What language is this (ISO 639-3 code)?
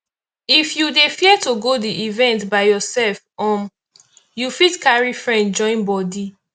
pcm